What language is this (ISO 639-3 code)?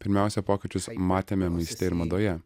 lit